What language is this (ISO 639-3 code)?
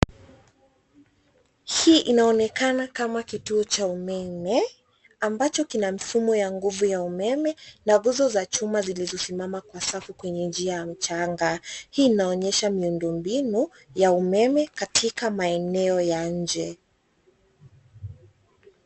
swa